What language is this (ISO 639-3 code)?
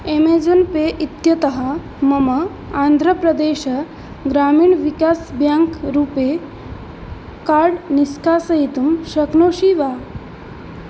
san